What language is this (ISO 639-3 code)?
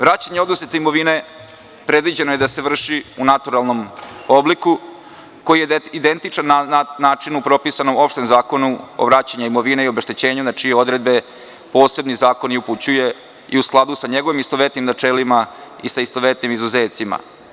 srp